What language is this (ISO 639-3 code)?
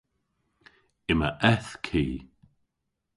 cor